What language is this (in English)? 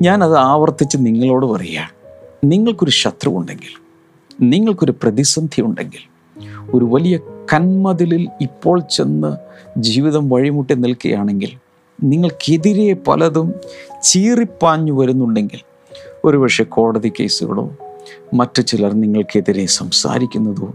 Malayalam